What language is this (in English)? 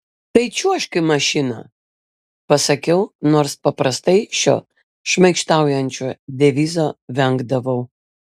Lithuanian